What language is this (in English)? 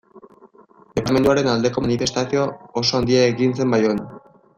Basque